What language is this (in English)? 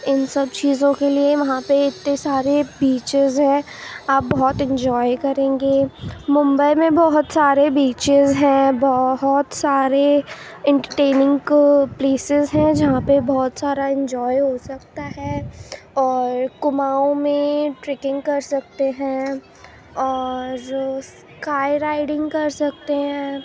Urdu